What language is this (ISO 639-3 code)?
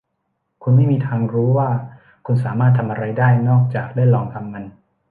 tha